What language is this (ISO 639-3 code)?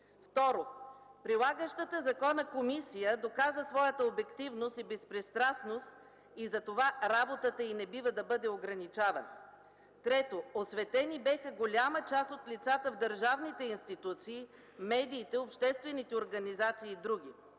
bul